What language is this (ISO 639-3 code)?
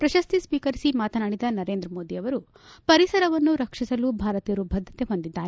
kan